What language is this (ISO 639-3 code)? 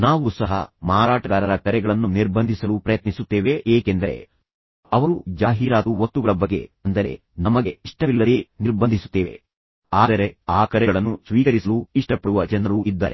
kan